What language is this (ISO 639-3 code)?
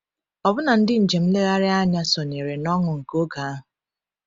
ibo